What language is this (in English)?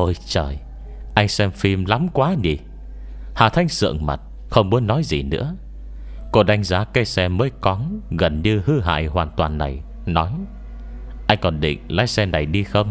Vietnamese